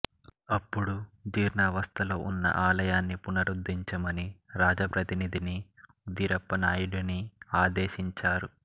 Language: Telugu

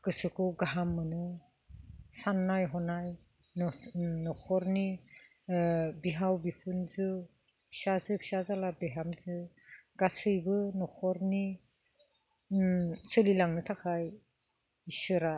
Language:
Bodo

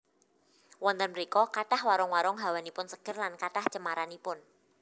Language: Javanese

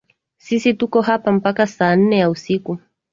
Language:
Swahili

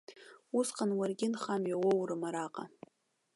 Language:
Abkhazian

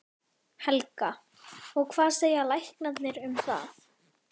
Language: Icelandic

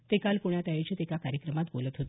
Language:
Marathi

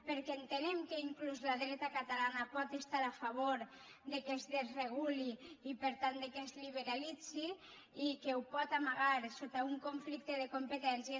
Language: Catalan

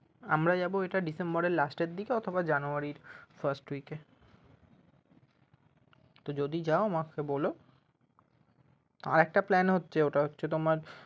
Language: Bangla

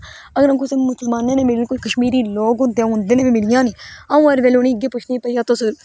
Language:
Dogri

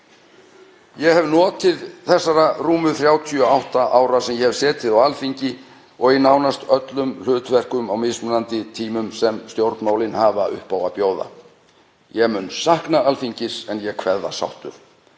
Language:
Icelandic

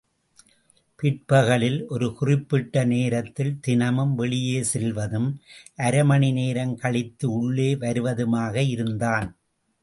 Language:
Tamil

